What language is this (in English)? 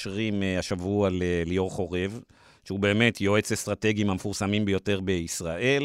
Hebrew